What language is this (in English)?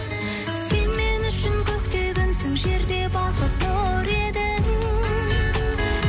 Kazakh